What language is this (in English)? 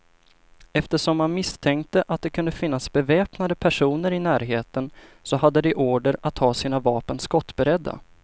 Swedish